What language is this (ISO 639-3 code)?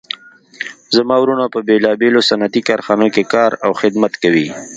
pus